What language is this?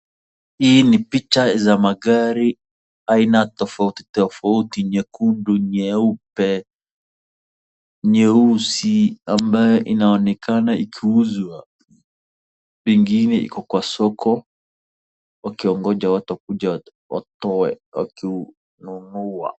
Swahili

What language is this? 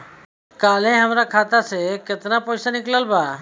Bhojpuri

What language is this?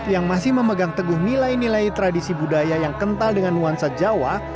Indonesian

